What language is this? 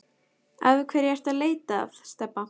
Icelandic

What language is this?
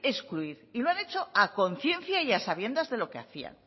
Spanish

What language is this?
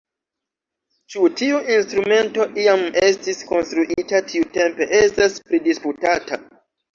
Esperanto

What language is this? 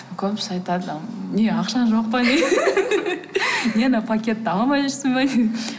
Kazakh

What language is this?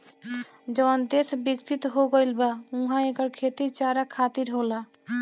Bhojpuri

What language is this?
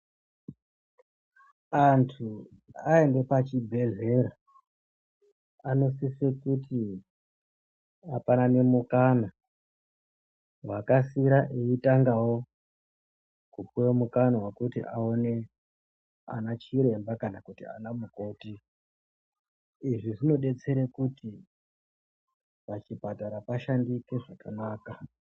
Ndau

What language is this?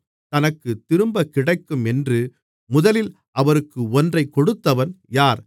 Tamil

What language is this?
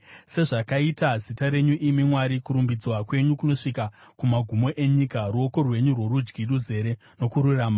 Shona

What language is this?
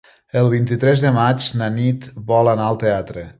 Catalan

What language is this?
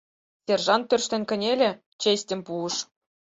Mari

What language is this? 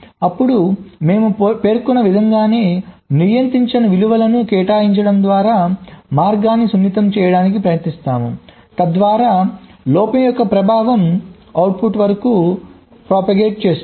Telugu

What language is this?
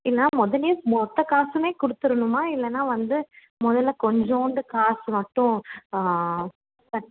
Tamil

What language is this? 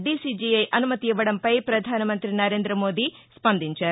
Telugu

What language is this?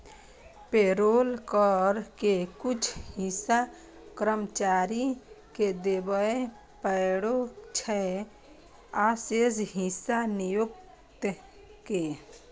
Maithili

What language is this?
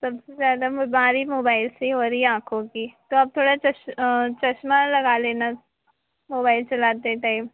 Hindi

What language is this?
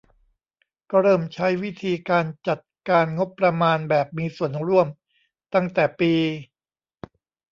Thai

